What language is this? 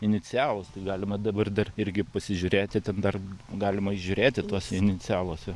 Lithuanian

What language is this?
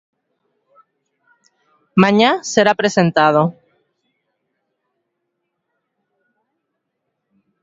Galician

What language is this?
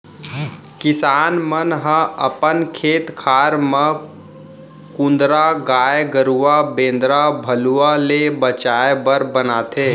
Chhattisgarhi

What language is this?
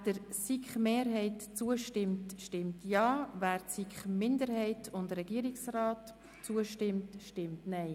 Swiss German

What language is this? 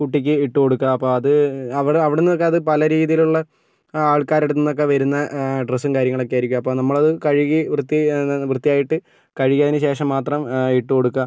Malayalam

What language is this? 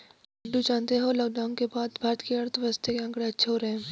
Hindi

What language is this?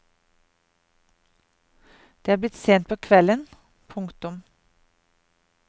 Norwegian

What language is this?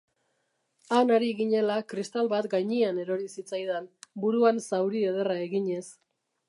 Basque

